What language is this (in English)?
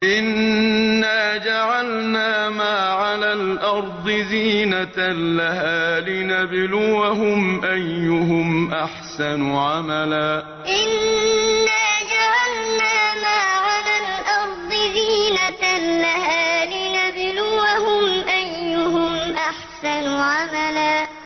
Arabic